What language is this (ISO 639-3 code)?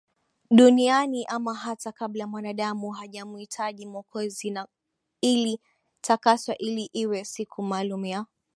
swa